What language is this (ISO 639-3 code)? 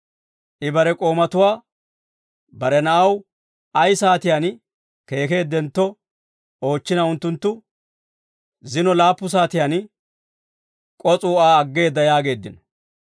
dwr